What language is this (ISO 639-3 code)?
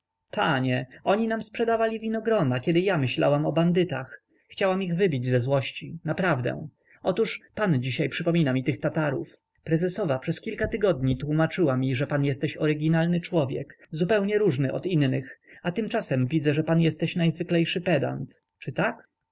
pol